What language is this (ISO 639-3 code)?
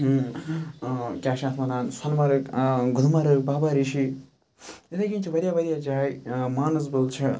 kas